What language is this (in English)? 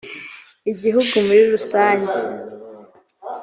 Kinyarwanda